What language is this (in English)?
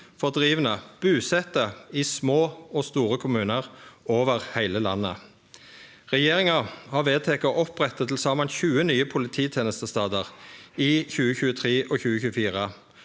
Norwegian